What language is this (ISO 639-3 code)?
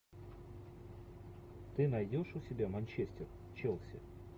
rus